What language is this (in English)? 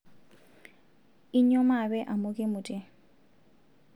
Masai